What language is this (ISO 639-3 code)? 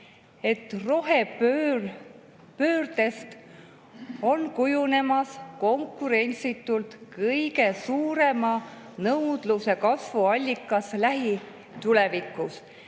est